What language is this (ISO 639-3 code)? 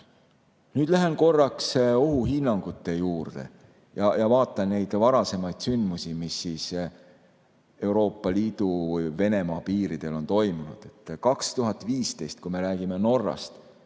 est